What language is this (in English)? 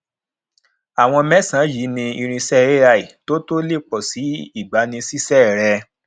Yoruba